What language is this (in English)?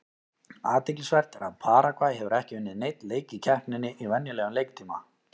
Icelandic